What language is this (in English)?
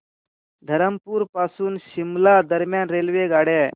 Marathi